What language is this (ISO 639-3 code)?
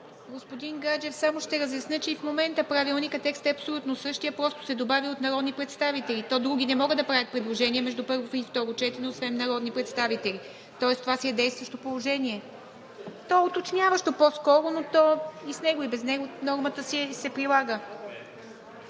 bul